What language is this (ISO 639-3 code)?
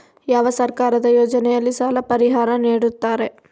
kan